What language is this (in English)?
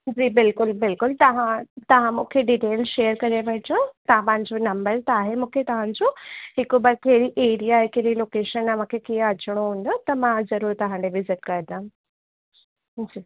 Sindhi